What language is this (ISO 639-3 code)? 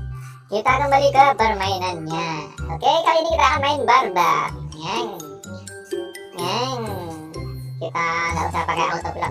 ind